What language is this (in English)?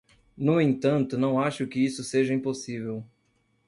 Portuguese